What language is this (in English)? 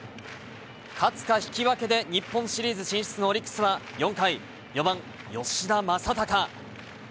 Japanese